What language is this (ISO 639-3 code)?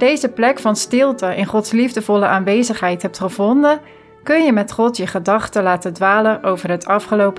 nld